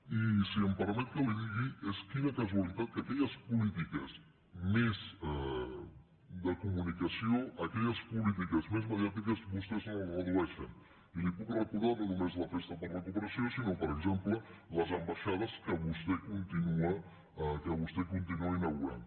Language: Catalan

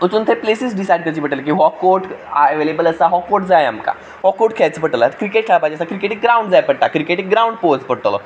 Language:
Konkani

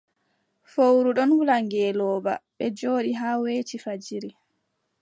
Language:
Adamawa Fulfulde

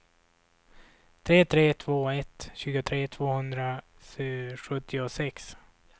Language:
Swedish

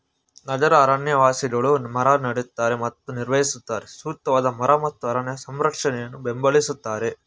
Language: Kannada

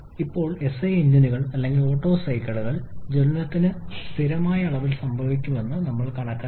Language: Malayalam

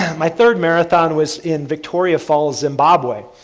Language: English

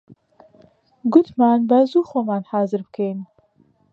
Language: Central Kurdish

